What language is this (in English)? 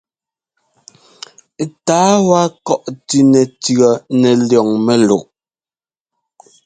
Ngomba